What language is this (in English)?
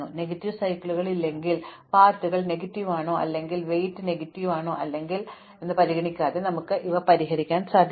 Malayalam